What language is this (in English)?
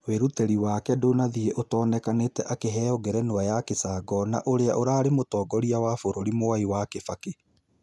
Kikuyu